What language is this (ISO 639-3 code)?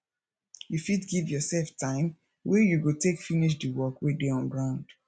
pcm